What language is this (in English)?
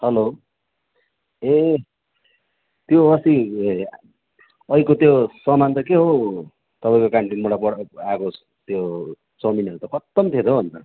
Nepali